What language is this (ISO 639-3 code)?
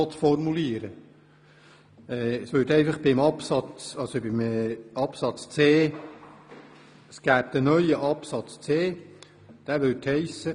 gsw